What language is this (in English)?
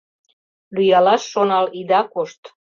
Mari